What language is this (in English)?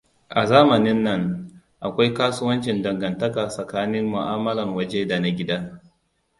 Hausa